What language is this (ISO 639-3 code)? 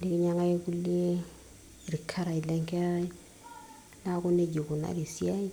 mas